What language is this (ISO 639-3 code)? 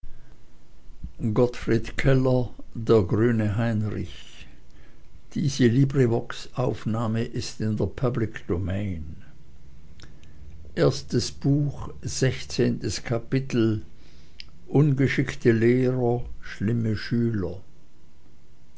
deu